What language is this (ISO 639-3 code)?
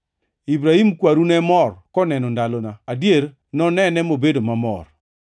luo